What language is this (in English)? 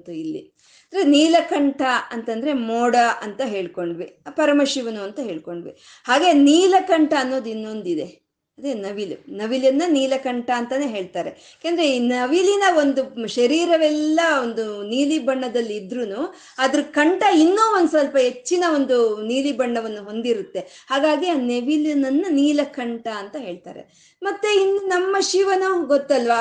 Kannada